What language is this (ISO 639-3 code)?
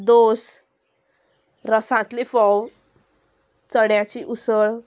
kok